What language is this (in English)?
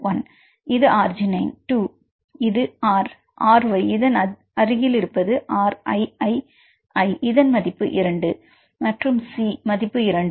Tamil